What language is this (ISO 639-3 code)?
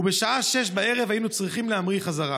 heb